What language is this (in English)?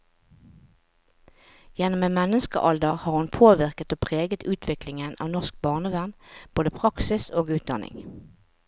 Norwegian